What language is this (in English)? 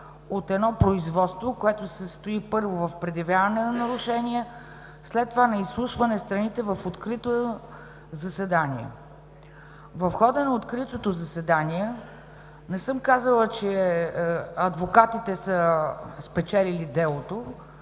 Bulgarian